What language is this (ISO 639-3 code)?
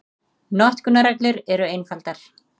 isl